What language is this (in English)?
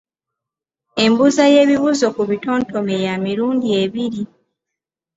Ganda